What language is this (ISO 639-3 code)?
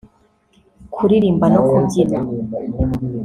kin